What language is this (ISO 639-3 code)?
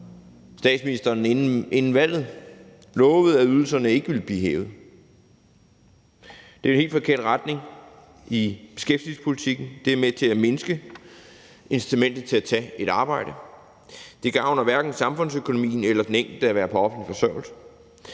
dan